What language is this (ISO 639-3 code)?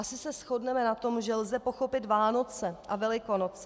ces